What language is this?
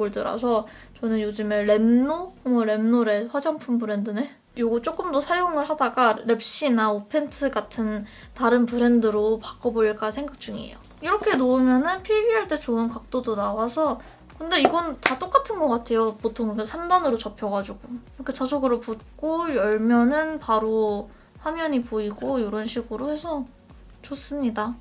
Korean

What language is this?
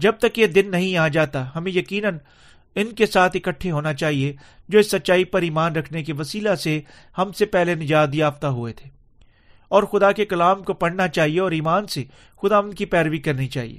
Urdu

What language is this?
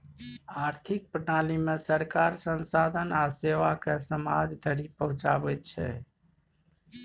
Maithili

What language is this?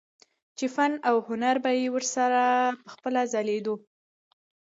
Pashto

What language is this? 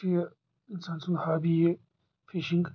Kashmiri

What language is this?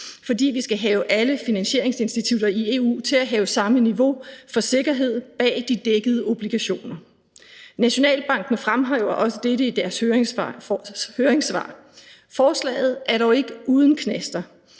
Danish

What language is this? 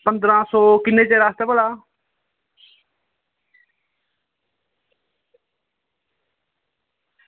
Dogri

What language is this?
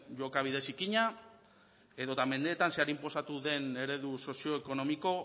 Basque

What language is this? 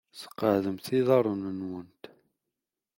Kabyle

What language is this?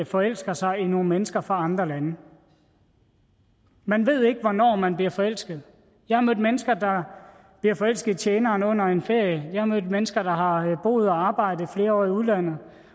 Danish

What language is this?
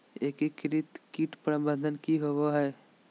Magahi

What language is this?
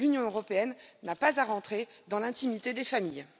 French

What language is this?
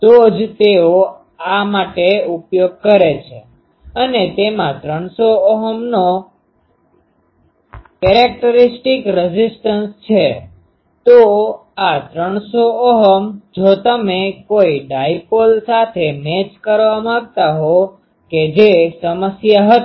Gujarati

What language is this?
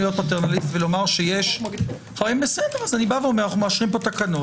Hebrew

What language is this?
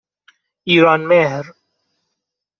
Persian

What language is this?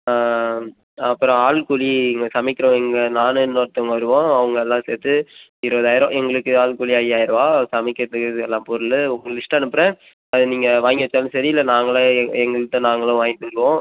Tamil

